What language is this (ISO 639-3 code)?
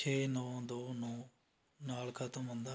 pan